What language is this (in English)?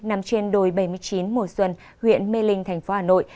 Vietnamese